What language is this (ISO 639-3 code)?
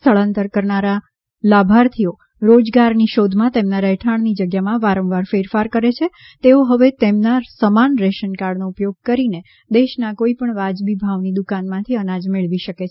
guj